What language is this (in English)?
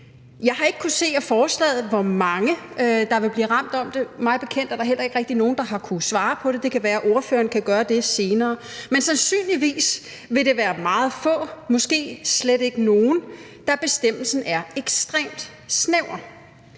Danish